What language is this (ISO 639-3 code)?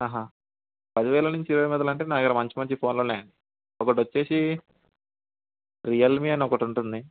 tel